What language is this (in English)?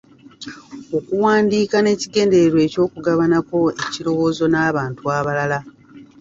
Ganda